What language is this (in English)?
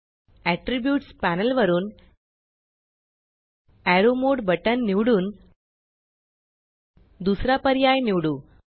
Marathi